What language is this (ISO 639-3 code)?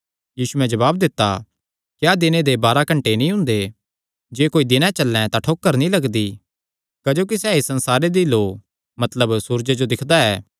xnr